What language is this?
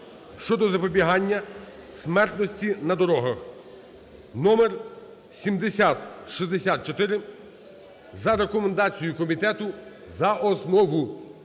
Ukrainian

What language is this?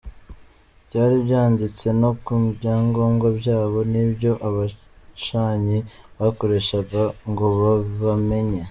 Kinyarwanda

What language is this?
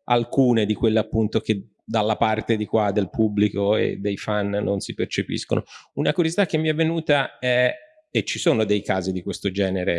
Italian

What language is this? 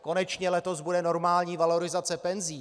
Czech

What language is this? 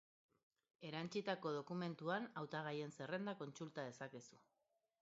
Basque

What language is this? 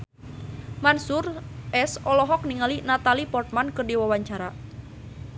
Sundanese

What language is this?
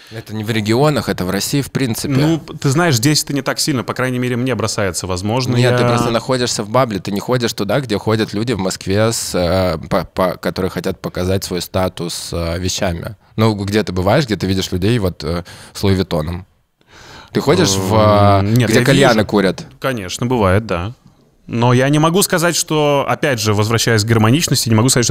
Russian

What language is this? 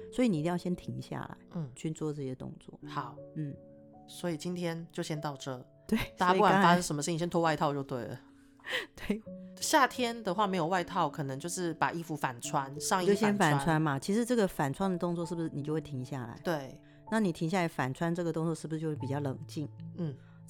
Chinese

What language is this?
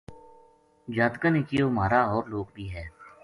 Gujari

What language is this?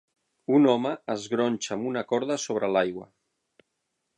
Catalan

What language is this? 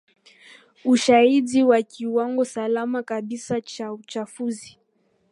Swahili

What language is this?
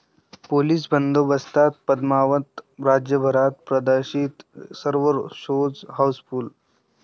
Marathi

